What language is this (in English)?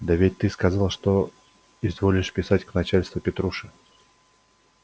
Russian